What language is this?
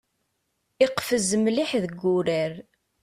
Kabyle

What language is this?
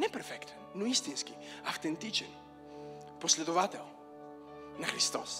Bulgarian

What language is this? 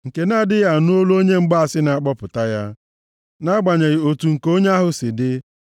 Igbo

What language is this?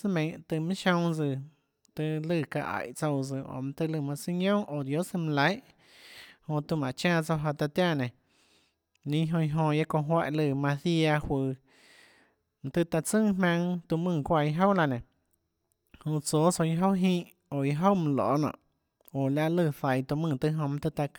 Tlacoatzintepec Chinantec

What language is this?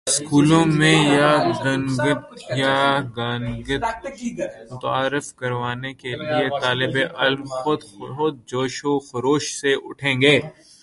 Urdu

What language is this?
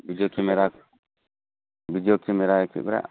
Bodo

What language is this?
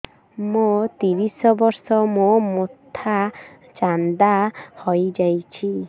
Odia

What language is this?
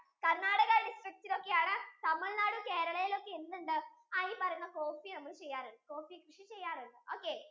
Malayalam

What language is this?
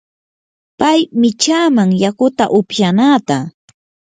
Yanahuanca Pasco Quechua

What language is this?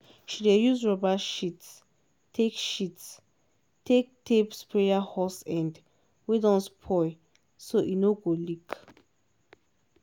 Nigerian Pidgin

